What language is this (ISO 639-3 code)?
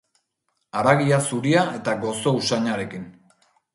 eus